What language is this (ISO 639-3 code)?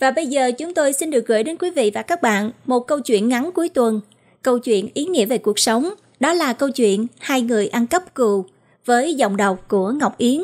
vie